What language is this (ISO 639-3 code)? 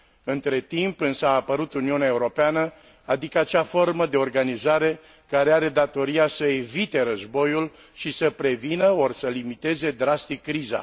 ron